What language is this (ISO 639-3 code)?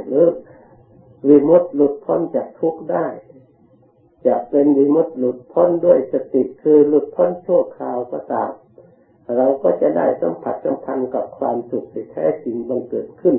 tha